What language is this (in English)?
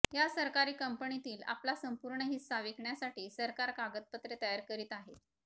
Marathi